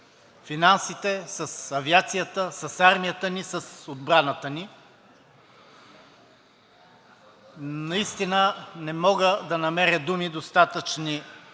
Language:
Bulgarian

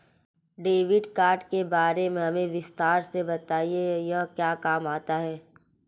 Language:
Hindi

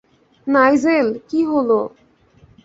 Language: Bangla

